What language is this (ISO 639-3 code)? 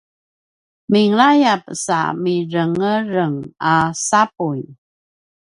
pwn